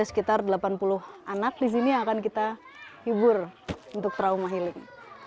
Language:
Indonesian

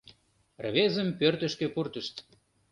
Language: Mari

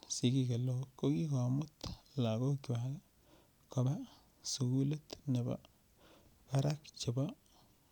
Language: Kalenjin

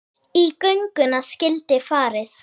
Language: Icelandic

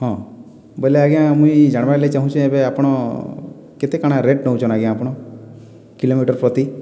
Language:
Odia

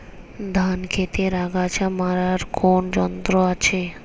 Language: Bangla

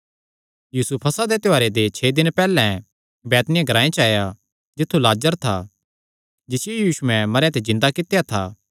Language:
Kangri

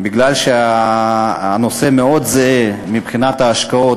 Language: Hebrew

